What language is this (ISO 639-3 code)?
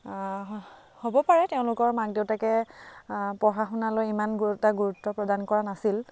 asm